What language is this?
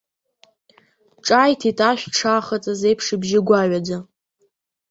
Abkhazian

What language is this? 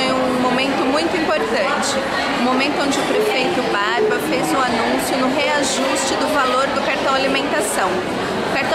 Portuguese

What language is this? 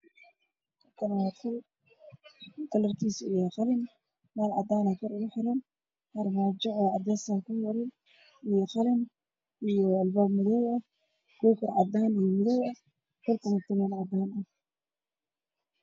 Somali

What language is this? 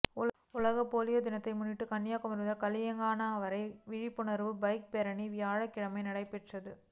Tamil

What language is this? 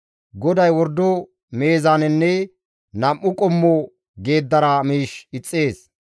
Gamo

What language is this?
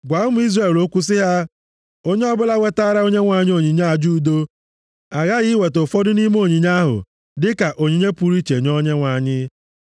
Igbo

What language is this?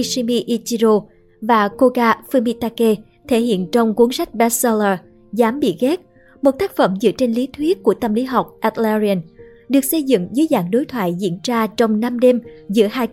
Vietnamese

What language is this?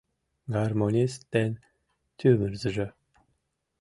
Mari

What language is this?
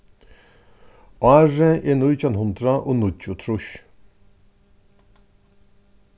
Faroese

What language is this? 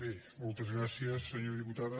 Catalan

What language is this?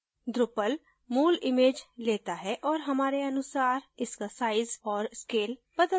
Hindi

